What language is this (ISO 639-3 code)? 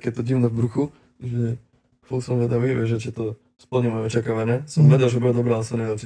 slk